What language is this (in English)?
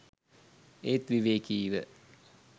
Sinhala